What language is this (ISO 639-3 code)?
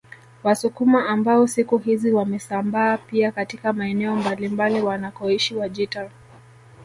swa